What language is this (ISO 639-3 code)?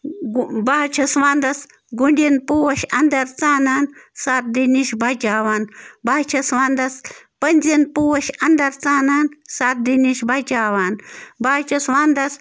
kas